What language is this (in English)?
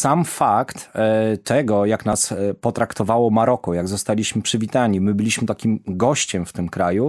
Polish